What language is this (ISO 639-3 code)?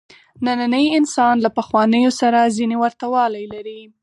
pus